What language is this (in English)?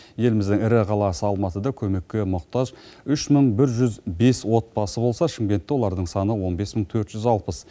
Kazakh